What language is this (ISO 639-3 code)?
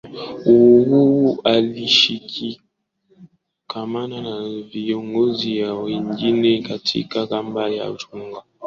swa